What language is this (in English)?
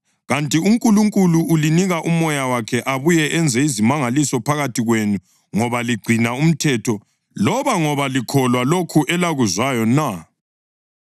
North Ndebele